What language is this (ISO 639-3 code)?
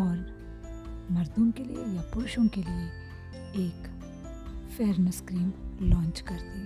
hin